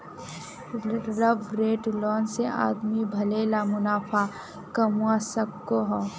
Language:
Magahi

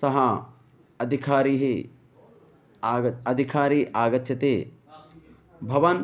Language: Sanskrit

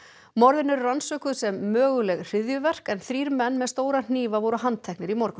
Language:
Icelandic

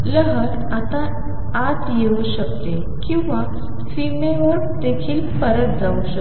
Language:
Marathi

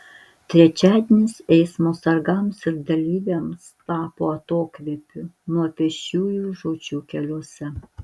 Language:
Lithuanian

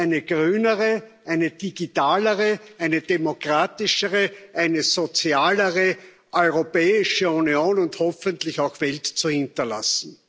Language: German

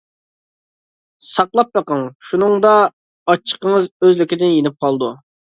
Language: Uyghur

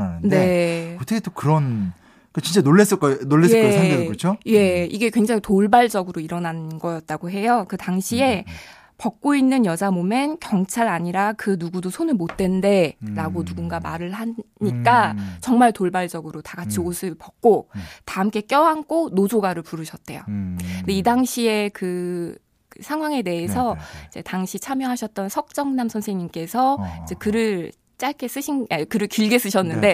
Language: Korean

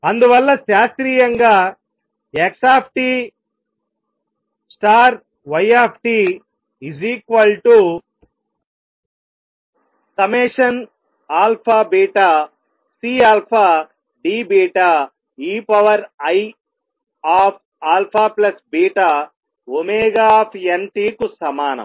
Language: Telugu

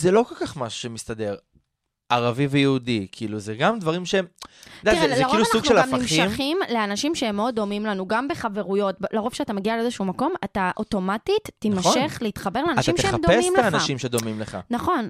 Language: Hebrew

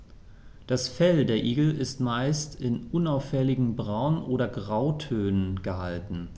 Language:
German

